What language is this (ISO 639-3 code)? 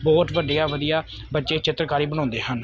pan